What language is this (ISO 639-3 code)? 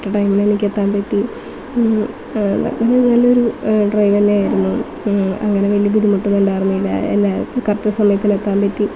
mal